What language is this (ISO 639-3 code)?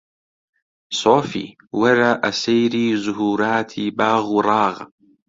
ckb